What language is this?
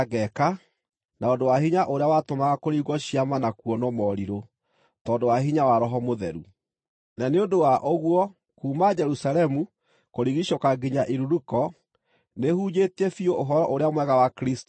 Kikuyu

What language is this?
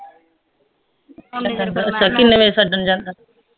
Punjabi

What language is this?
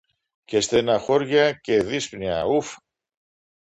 Greek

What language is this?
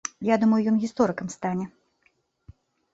Belarusian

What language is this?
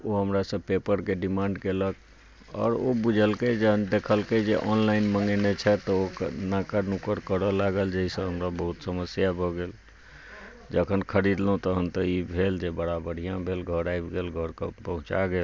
Maithili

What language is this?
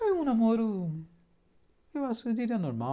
Portuguese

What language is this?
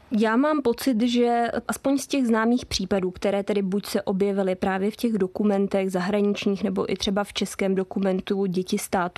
Czech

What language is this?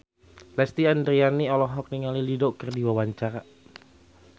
Sundanese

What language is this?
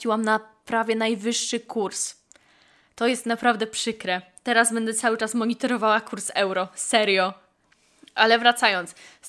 Polish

